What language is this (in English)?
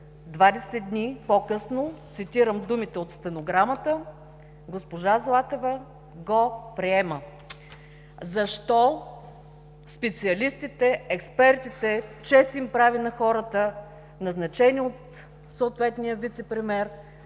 Bulgarian